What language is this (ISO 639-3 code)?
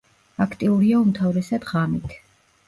kat